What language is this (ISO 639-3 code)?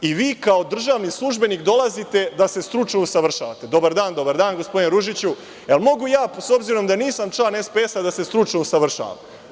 srp